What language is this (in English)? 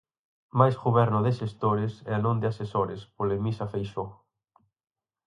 Galician